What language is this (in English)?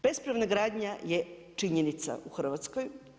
Croatian